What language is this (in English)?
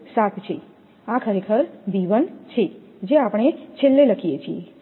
Gujarati